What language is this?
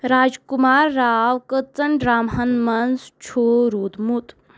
Kashmiri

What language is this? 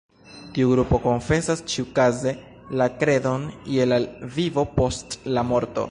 Esperanto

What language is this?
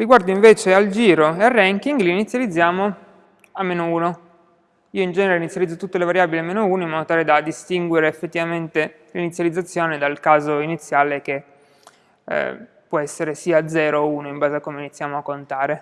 Italian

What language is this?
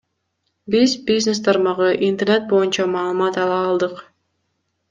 Kyrgyz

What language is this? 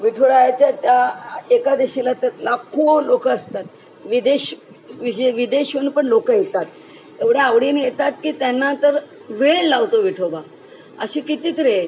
Marathi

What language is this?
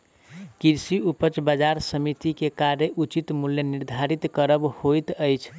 Maithili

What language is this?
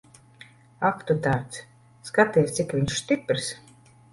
Latvian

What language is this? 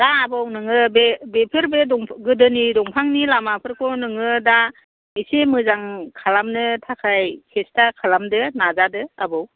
Bodo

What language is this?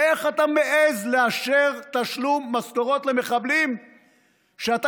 Hebrew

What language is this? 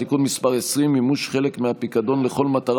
Hebrew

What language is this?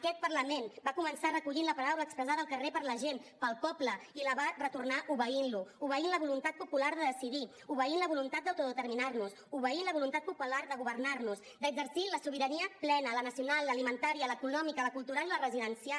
Catalan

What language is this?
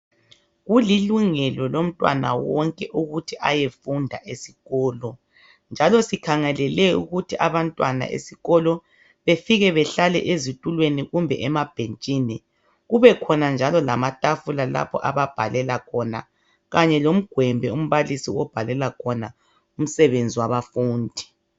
North Ndebele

